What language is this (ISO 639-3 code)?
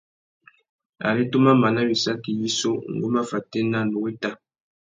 bag